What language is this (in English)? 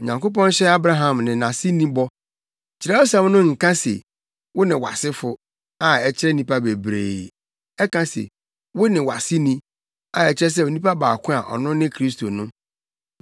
Akan